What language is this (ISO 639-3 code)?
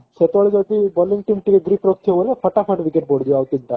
ori